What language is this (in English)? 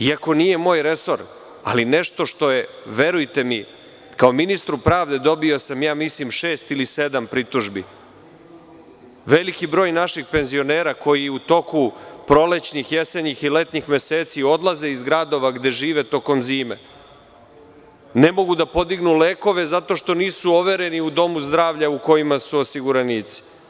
Serbian